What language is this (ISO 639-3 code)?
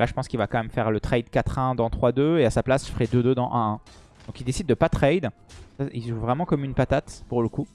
fra